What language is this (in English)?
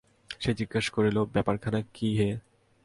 Bangla